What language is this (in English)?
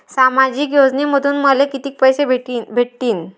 Marathi